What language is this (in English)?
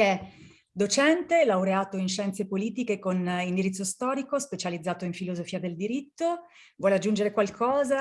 Italian